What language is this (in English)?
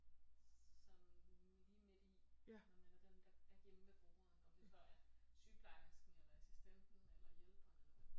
Danish